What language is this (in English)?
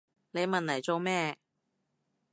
Cantonese